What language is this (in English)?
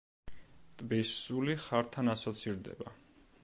Georgian